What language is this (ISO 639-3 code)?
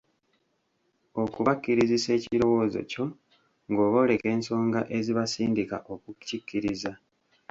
lug